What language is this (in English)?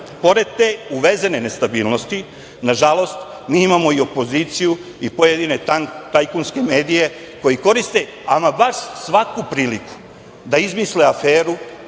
Serbian